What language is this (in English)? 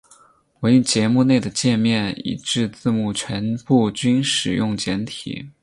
Chinese